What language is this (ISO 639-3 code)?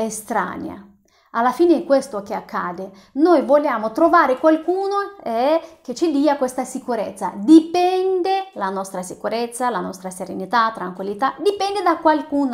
ita